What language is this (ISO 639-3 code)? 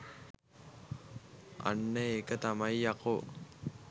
sin